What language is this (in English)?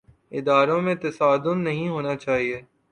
Urdu